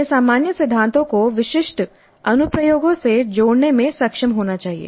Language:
Hindi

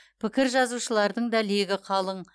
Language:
Kazakh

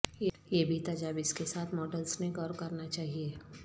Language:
Urdu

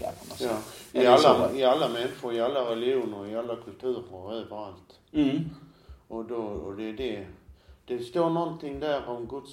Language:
Swedish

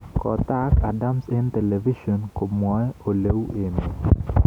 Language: Kalenjin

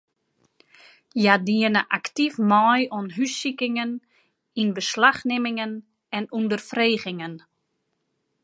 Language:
Western Frisian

